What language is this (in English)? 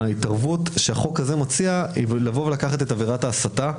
Hebrew